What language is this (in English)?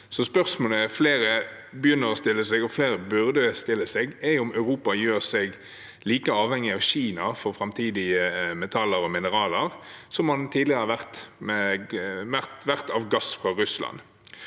Norwegian